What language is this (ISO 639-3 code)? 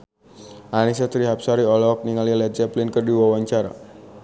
sun